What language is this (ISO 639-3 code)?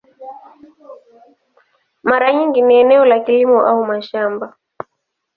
swa